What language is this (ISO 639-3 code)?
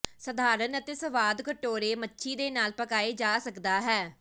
pan